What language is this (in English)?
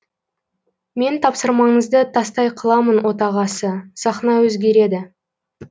Kazakh